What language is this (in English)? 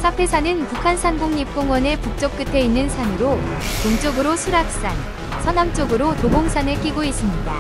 Korean